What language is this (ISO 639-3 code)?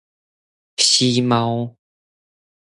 zho